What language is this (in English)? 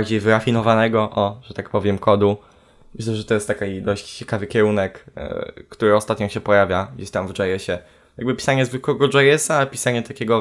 Polish